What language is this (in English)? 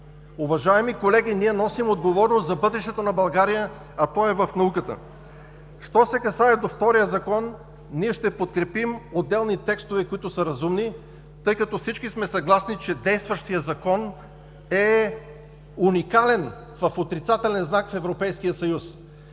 Bulgarian